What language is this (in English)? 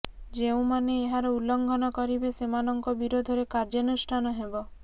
Odia